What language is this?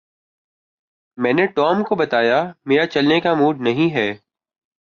Urdu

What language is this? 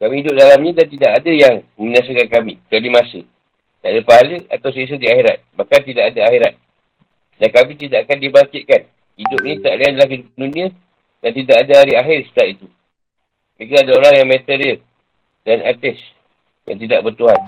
Malay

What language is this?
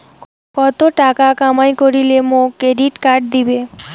Bangla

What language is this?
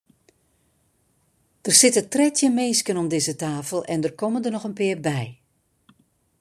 Western Frisian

